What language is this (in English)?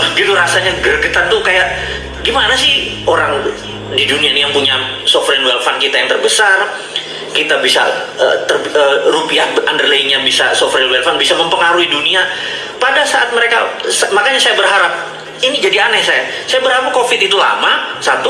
Indonesian